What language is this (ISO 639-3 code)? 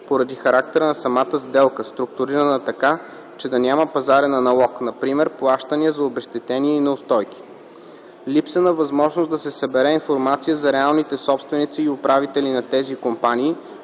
bul